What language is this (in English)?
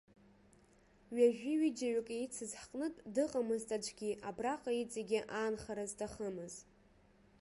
Abkhazian